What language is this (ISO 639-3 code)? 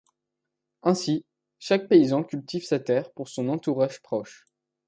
fra